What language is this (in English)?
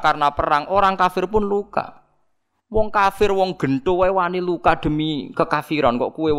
Indonesian